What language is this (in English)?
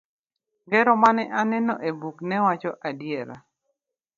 Luo (Kenya and Tanzania)